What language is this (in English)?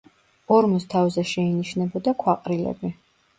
Georgian